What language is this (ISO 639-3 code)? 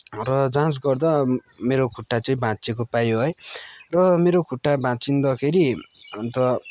nep